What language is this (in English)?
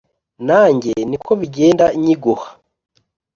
Kinyarwanda